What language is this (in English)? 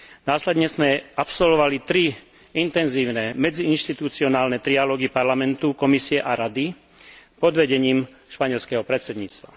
Slovak